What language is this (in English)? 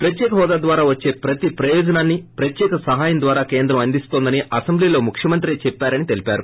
Telugu